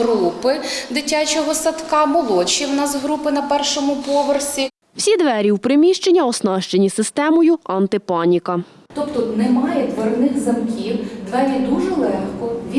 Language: Ukrainian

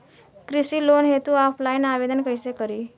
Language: Bhojpuri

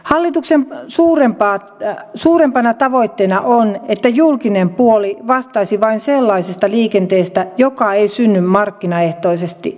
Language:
Finnish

